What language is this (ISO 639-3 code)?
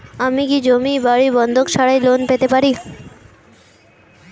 ben